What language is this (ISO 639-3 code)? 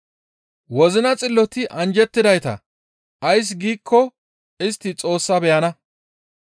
gmv